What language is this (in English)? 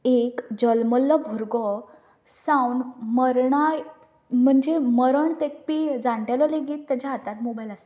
Konkani